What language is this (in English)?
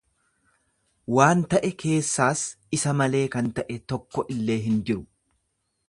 Oromo